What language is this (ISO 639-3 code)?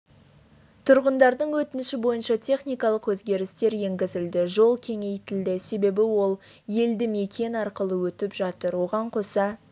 kaz